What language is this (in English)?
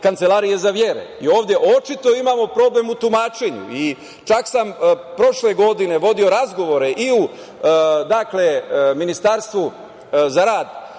Serbian